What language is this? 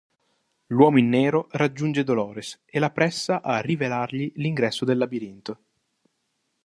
Italian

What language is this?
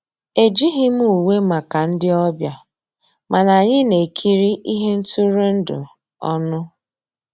Igbo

